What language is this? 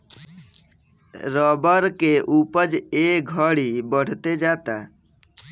Bhojpuri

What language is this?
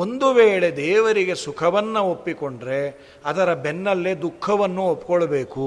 Kannada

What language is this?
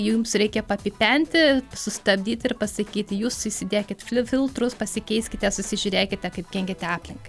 Lithuanian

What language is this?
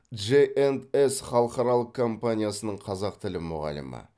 Kazakh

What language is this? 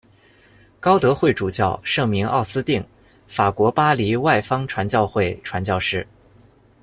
Chinese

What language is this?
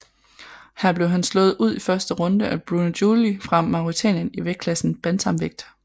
Danish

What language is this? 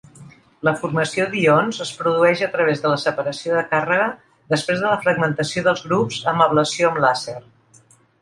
Catalan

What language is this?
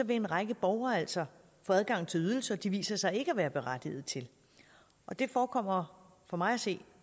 Danish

